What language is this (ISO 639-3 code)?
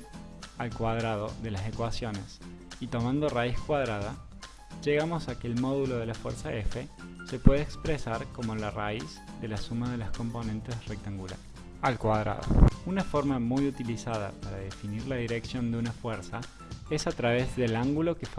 spa